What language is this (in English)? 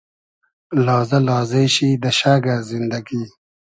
Hazaragi